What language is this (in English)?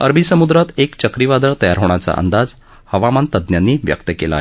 Marathi